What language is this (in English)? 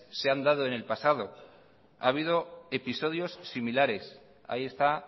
Spanish